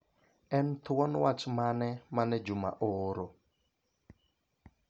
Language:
Luo (Kenya and Tanzania)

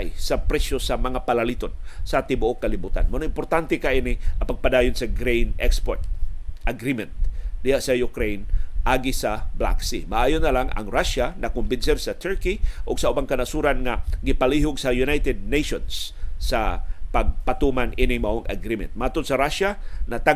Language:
Filipino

